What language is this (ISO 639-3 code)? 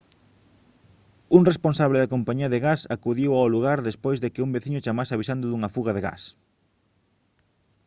glg